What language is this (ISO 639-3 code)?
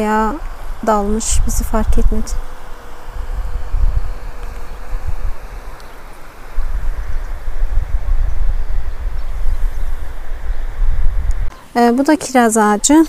tur